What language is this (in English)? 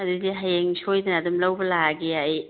Manipuri